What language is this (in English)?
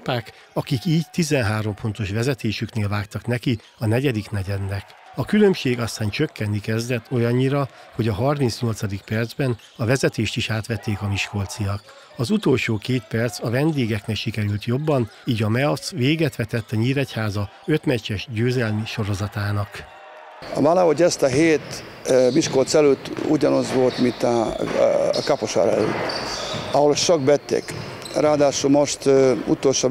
Hungarian